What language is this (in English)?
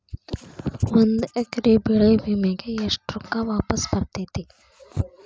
Kannada